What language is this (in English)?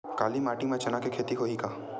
Chhattisgarhi